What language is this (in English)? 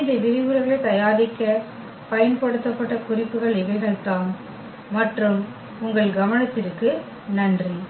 Tamil